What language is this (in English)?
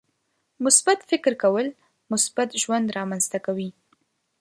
Pashto